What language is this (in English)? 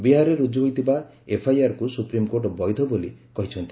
Odia